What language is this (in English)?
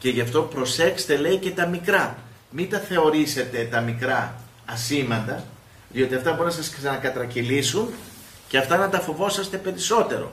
Greek